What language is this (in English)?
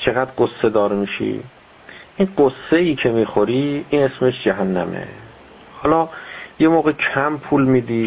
Persian